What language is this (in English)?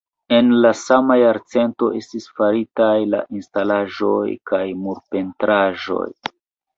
Esperanto